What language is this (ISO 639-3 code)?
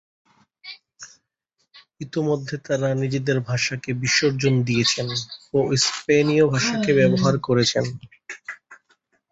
ben